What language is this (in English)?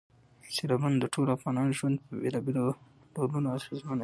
Pashto